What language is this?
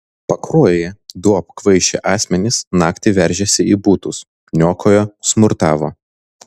Lithuanian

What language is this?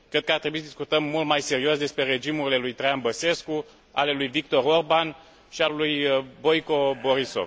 Romanian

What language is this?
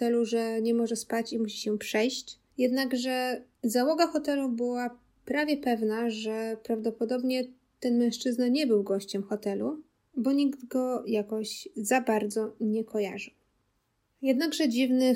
Polish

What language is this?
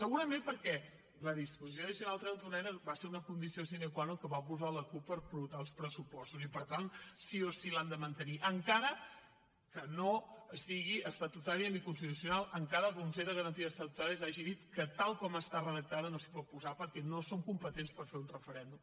Catalan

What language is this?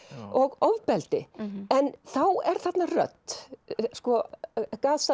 Icelandic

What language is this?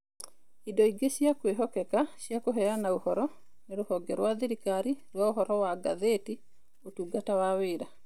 Kikuyu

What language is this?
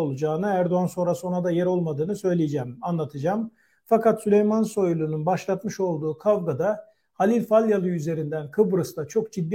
Turkish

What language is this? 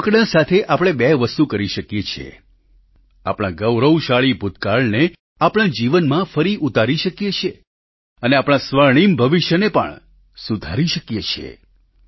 Gujarati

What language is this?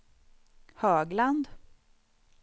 Swedish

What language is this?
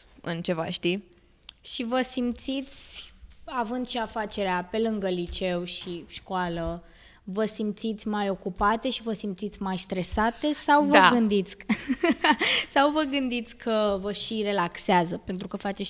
Romanian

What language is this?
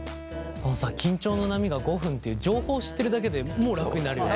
Japanese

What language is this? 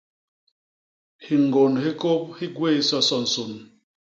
Basaa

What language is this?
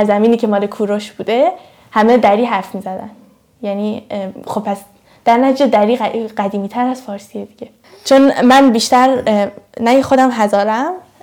Persian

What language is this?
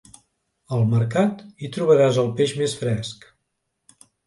Catalan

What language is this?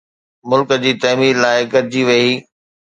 Sindhi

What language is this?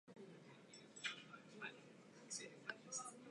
Japanese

